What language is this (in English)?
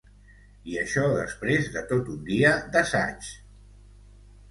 Catalan